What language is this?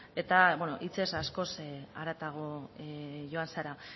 Basque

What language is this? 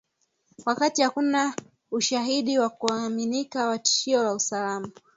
Swahili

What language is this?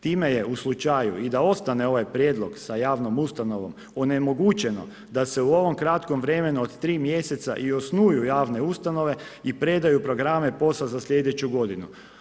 Croatian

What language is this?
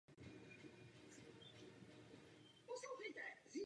Czech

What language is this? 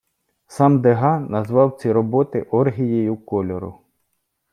Ukrainian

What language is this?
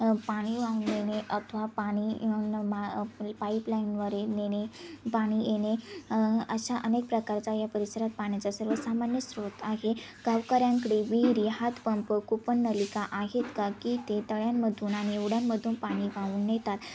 Marathi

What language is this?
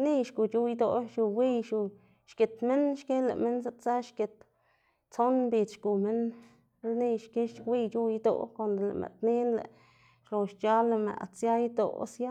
Xanaguía Zapotec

